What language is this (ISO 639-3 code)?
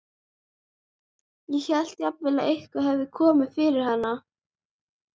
isl